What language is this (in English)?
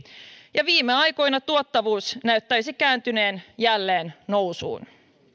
Finnish